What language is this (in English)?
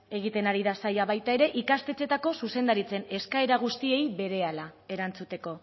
Basque